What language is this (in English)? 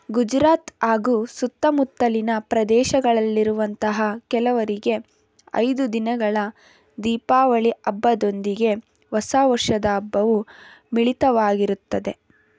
Kannada